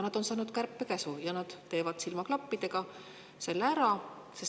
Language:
Estonian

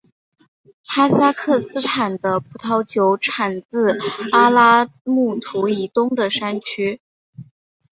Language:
Chinese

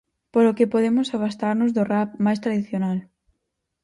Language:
Galician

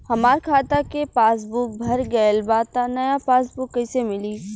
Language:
Bhojpuri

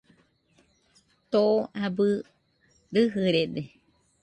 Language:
Nüpode Huitoto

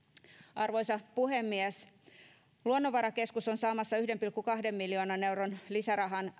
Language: Finnish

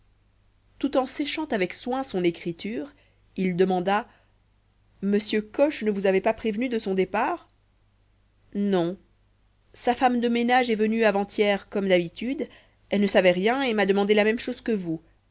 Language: French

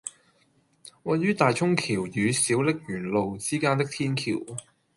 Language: Cantonese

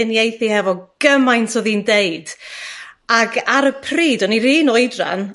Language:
Welsh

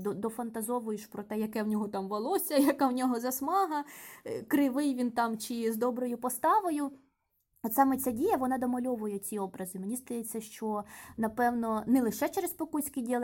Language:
Ukrainian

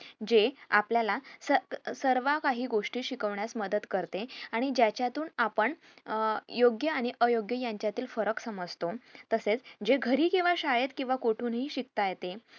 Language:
Marathi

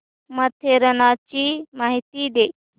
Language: Marathi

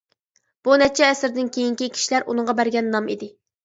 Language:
Uyghur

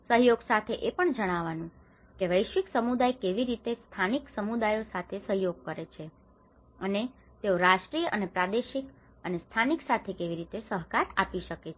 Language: Gujarati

